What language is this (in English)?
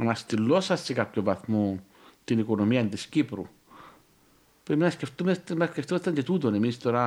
Greek